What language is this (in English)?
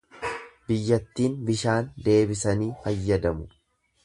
Oromo